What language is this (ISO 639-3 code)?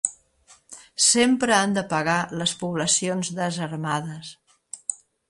cat